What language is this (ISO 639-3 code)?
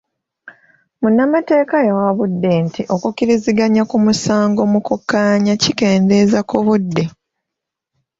lug